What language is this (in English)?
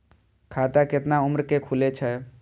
Maithili